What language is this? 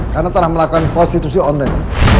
Indonesian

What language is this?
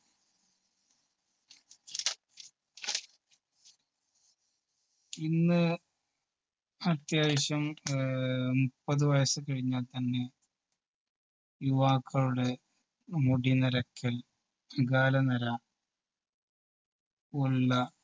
Malayalam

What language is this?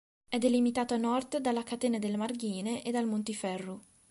Italian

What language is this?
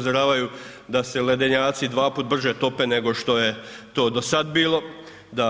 Croatian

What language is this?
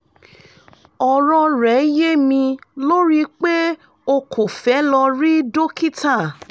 Yoruba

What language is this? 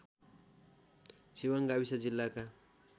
Nepali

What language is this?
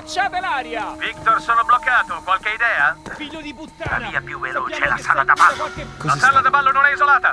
Italian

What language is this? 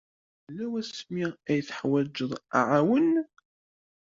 Kabyle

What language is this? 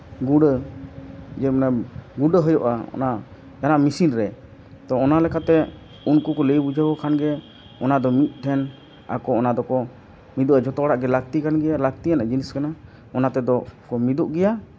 Santali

